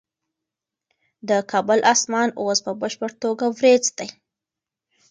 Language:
Pashto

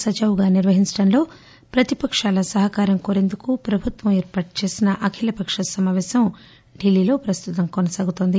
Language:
Telugu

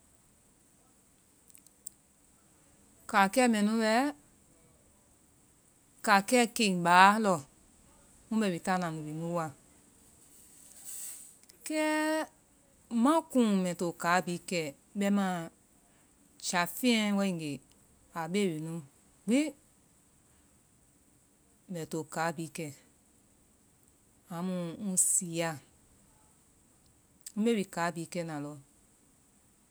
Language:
Vai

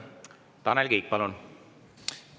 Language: Estonian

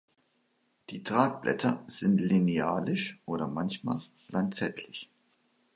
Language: German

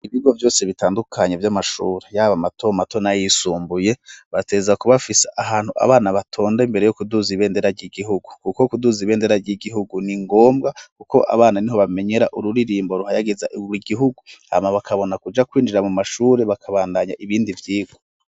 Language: Rundi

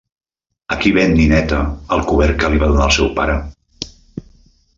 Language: Catalan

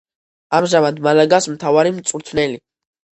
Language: Georgian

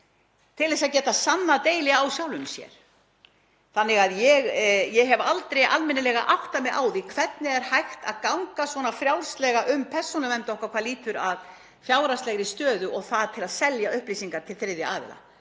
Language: Icelandic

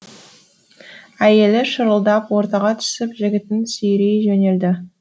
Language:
Kazakh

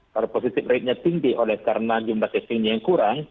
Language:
Indonesian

